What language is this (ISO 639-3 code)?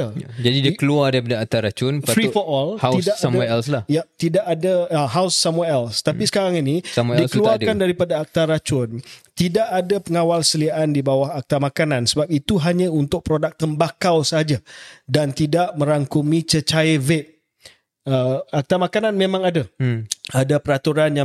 msa